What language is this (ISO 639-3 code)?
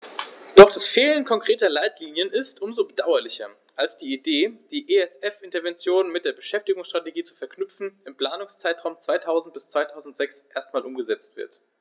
deu